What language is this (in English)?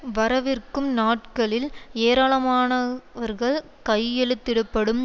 Tamil